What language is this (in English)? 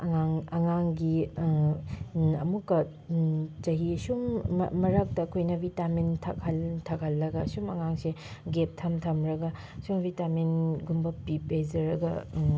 Manipuri